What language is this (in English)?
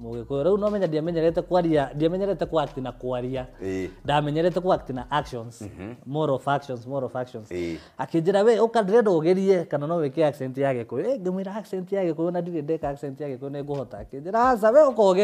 Swahili